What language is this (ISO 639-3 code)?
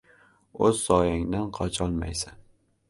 uzb